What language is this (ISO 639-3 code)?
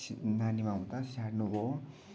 nep